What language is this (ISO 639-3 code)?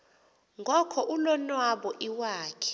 xho